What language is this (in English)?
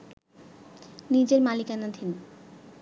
Bangla